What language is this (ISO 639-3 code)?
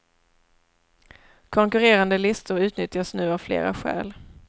swe